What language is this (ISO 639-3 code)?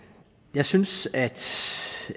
dan